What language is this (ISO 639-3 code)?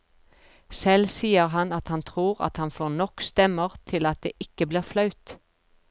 nor